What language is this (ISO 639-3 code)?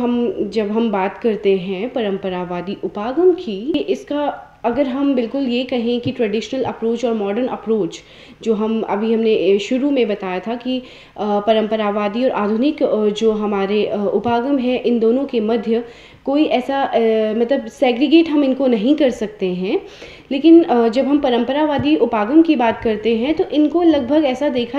hin